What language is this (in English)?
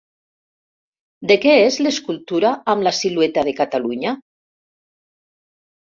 Catalan